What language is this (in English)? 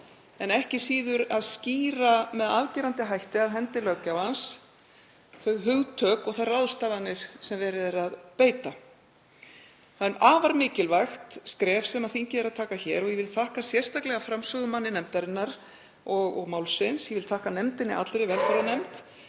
Icelandic